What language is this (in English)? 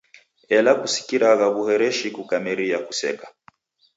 Taita